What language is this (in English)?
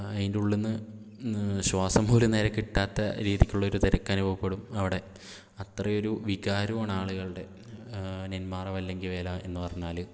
Malayalam